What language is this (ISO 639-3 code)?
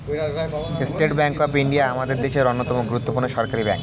ben